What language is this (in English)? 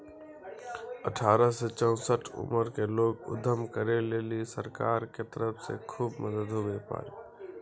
Maithili